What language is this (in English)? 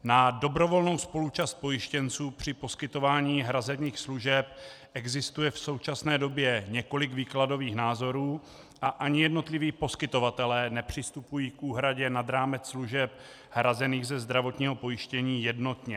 Czech